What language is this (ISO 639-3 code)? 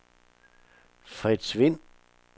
dan